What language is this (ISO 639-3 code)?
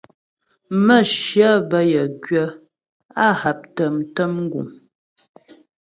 bbj